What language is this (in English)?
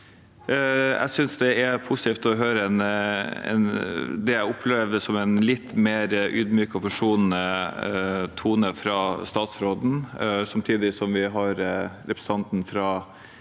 Norwegian